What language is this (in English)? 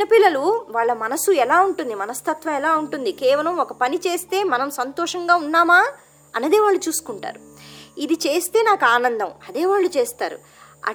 Telugu